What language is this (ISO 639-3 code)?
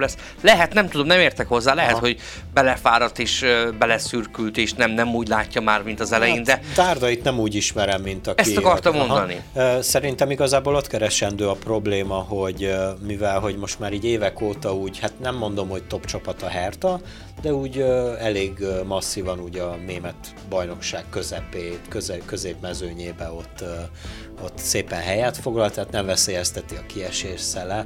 hun